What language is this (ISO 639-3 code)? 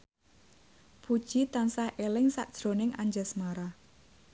jav